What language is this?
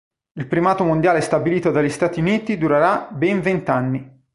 Italian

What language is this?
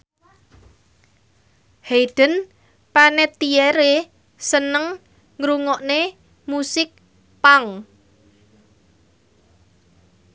Javanese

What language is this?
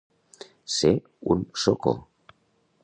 Catalan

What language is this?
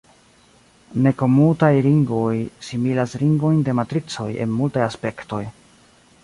Esperanto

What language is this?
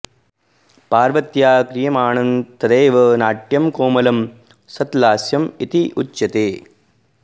Sanskrit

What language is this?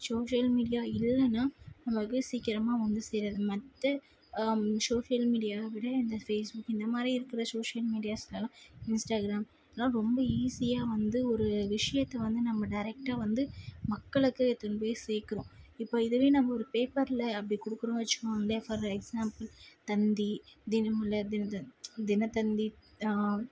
Tamil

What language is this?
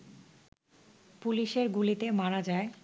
Bangla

